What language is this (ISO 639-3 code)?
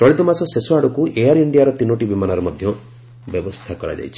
ori